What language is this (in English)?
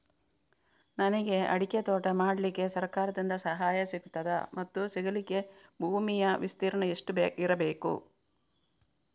Kannada